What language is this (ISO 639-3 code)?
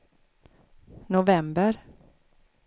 swe